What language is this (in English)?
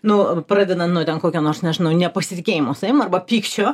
Lithuanian